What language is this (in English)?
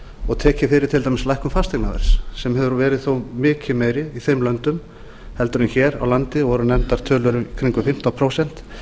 Icelandic